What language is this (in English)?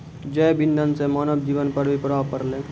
Maithili